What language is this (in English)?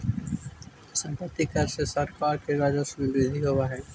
Magahi